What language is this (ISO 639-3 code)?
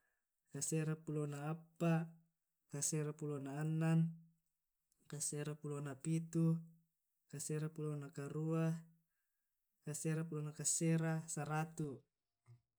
rob